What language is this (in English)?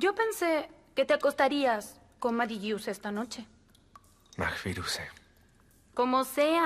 Spanish